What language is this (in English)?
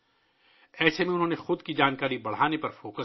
Urdu